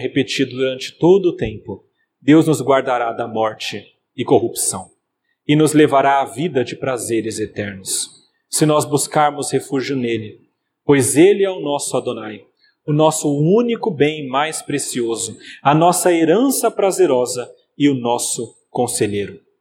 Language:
Portuguese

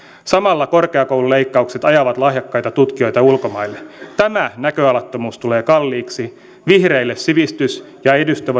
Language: Finnish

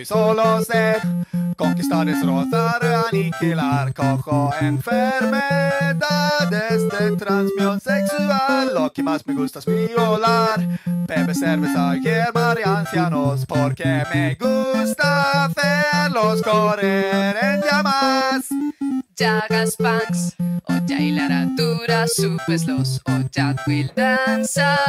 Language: Italian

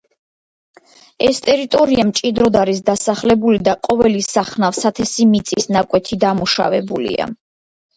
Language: Georgian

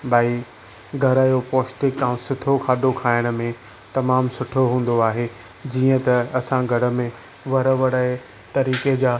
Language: Sindhi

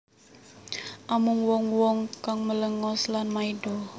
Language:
Javanese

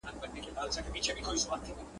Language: Pashto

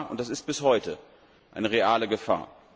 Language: German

